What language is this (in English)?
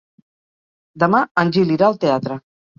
Catalan